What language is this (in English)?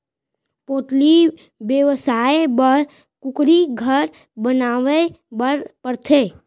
Chhattisgarhi